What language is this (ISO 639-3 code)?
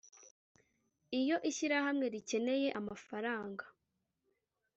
kin